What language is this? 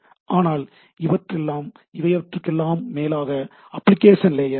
Tamil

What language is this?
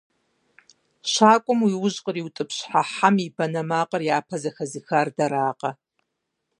Kabardian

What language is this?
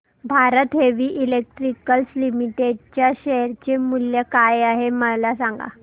Marathi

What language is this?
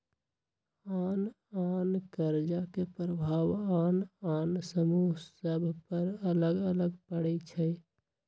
Magahi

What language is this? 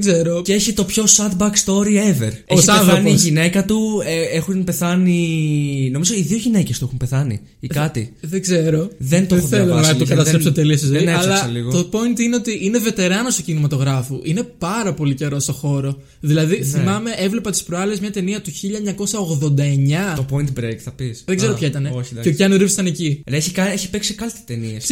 Greek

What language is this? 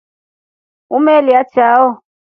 Rombo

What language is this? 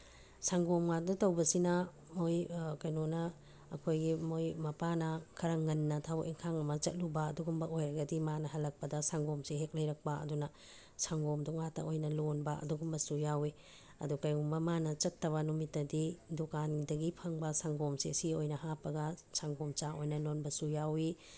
Manipuri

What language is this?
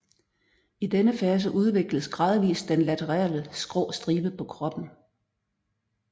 Danish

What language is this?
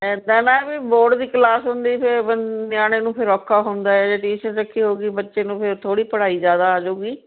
Punjabi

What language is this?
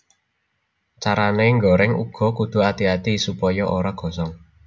Javanese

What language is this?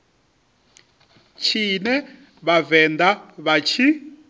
Venda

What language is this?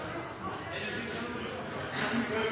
Norwegian Nynorsk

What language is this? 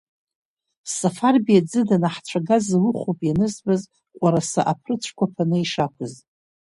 Abkhazian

